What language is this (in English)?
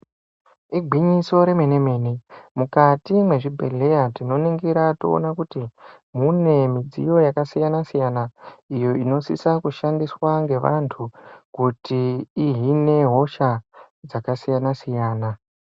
Ndau